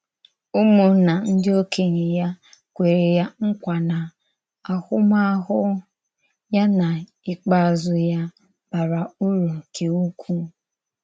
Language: Igbo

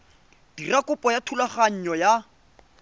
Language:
Tswana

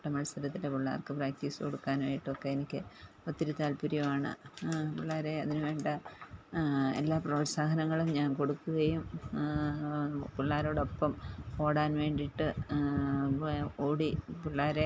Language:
Malayalam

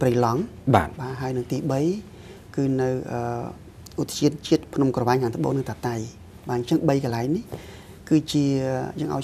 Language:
Thai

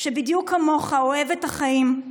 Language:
Hebrew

